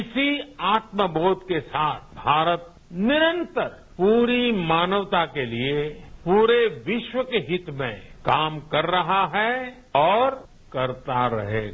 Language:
Hindi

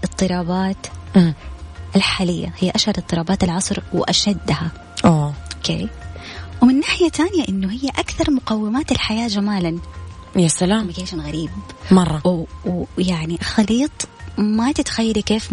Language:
Arabic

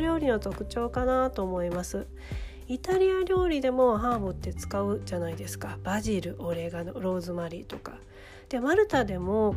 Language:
Japanese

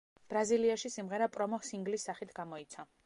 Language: Georgian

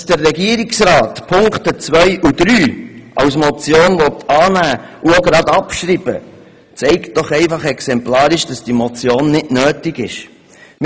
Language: Swiss German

